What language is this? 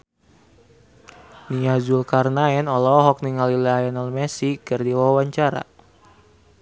Sundanese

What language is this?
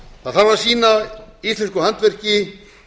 Icelandic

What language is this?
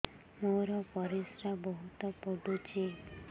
Odia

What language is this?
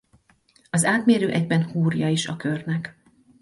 Hungarian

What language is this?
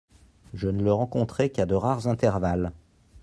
French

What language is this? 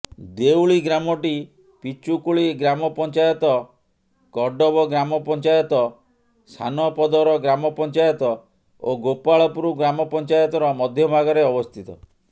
Odia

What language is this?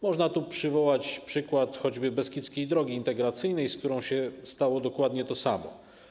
Polish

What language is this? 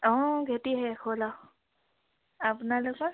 Assamese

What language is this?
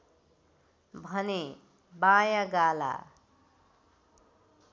Nepali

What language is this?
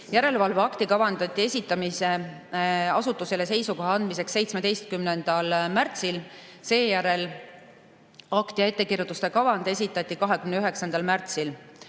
Estonian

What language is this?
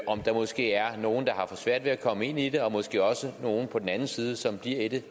Danish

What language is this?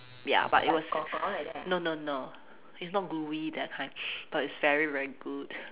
English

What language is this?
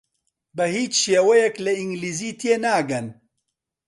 Central Kurdish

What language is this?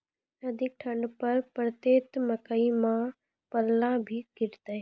Maithili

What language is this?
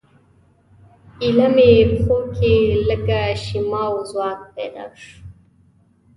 Pashto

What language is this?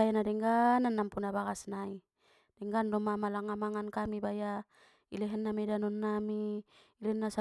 Batak Mandailing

